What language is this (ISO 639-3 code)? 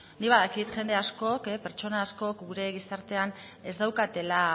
eus